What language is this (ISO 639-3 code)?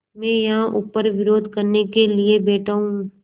hin